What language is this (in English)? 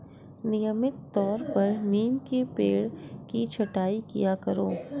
Hindi